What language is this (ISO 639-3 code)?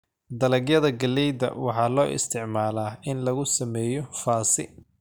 som